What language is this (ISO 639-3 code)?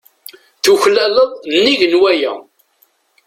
kab